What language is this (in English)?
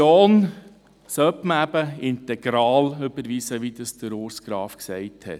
Swiss German